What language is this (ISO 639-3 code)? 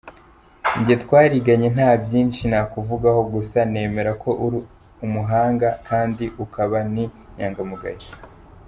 kin